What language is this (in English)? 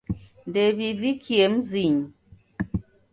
Taita